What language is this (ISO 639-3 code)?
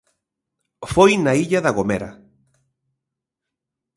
glg